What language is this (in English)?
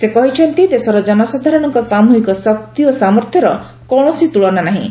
Odia